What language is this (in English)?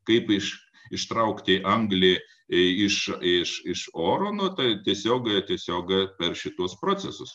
Lithuanian